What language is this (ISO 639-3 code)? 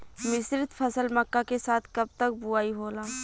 bho